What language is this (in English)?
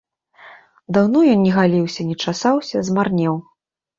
Belarusian